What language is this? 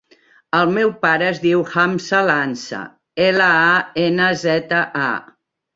Catalan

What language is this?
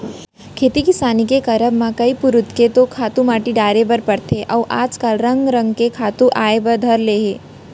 Chhattisgarhi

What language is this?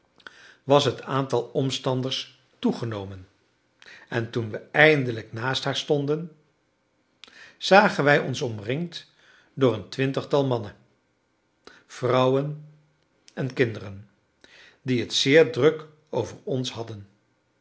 Dutch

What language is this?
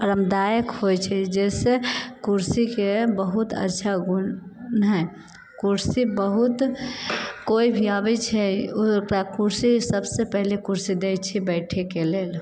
Maithili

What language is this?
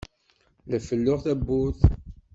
Kabyle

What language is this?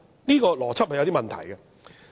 Cantonese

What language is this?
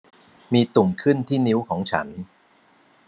Thai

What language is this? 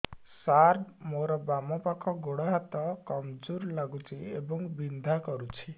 Odia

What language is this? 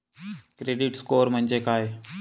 Marathi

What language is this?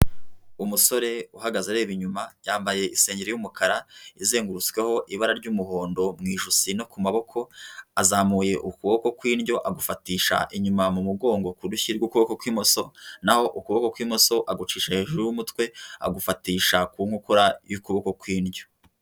Kinyarwanda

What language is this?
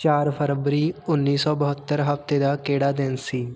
Punjabi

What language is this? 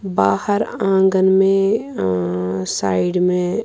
Urdu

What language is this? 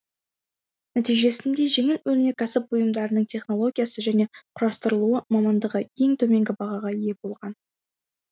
Kazakh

